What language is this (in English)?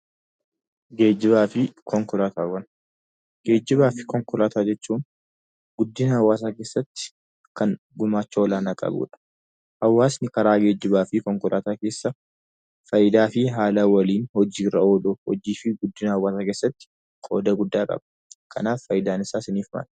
Oromo